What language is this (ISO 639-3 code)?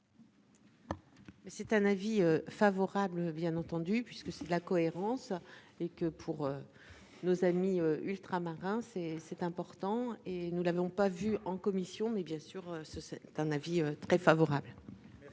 fra